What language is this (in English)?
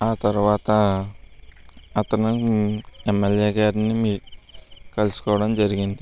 Telugu